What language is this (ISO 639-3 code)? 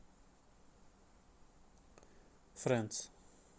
rus